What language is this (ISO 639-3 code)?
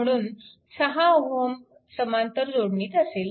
mar